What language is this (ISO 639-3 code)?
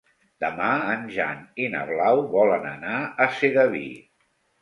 cat